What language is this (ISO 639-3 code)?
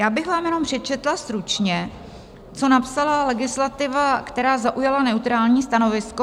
ces